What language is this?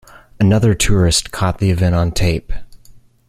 English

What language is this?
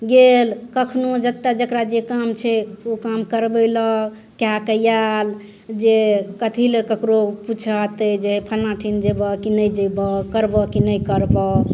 Maithili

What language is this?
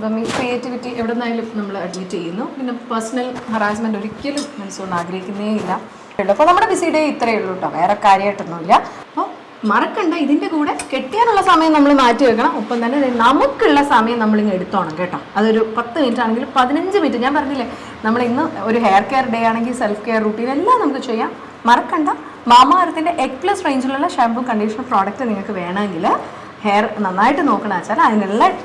Malayalam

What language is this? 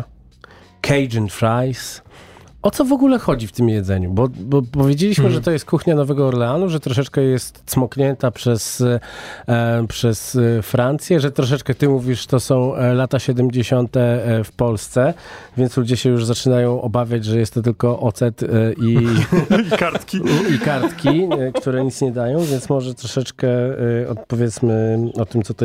Polish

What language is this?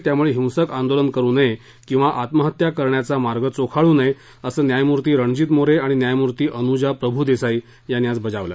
Marathi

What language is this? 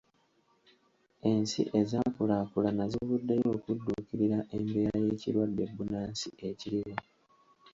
Ganda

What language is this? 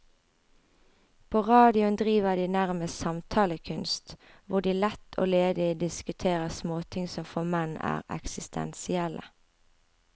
Norwegian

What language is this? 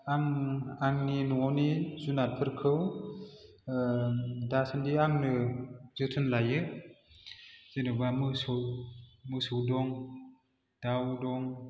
Bodo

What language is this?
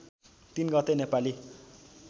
Nepali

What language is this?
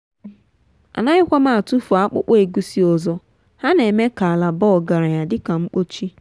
Igbo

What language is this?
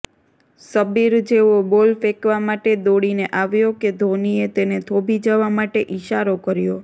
Gujarati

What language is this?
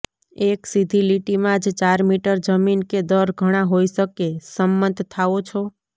Gujarati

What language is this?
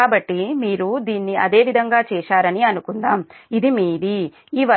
Telugu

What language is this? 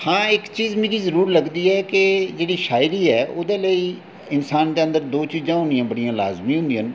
Dogri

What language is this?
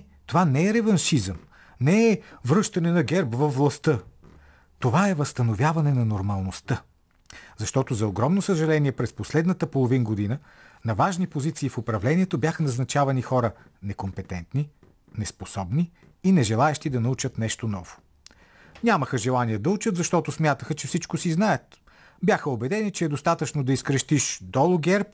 Bulgarian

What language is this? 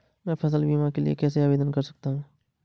Hindi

